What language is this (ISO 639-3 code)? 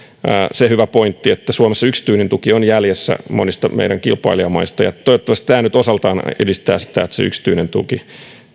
fin